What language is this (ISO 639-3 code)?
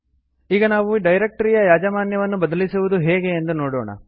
kan